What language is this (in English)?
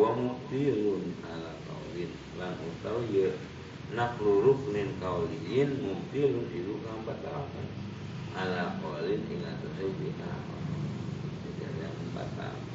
Indonesian